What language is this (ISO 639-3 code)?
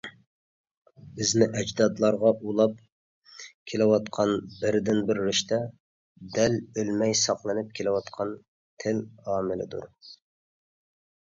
uig